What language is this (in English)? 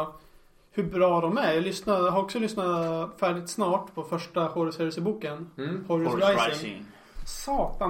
Swedish